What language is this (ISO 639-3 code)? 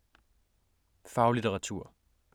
dan